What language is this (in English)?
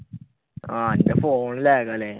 Malayalam